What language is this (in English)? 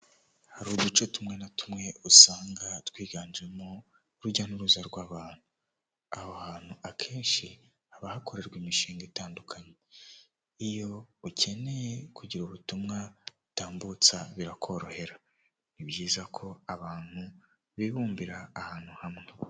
Kinyarwanda